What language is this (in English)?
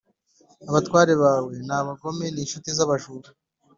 Kinyarwanda